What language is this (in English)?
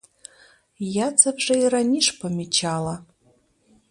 Ukrainian